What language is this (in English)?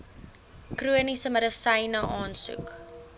Afrikaans